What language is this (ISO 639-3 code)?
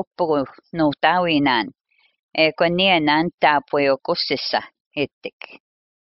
fin